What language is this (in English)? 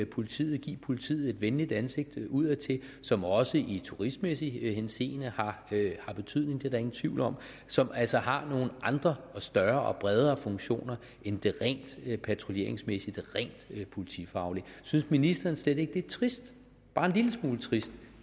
Danish